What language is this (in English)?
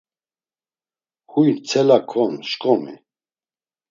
Laz